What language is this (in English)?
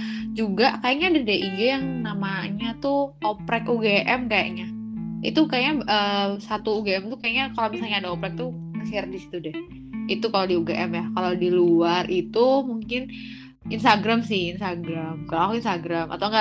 Indonesian